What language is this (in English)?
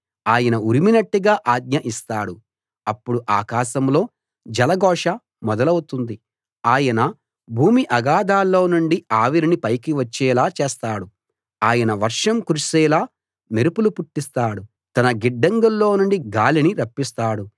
Telugu